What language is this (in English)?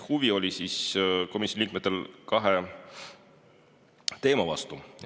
Estonian